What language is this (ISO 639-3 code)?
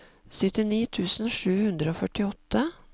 nor